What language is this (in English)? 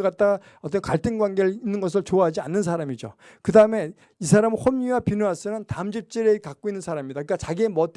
Korean